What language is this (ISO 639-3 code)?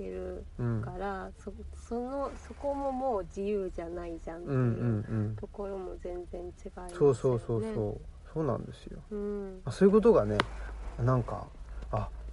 jpn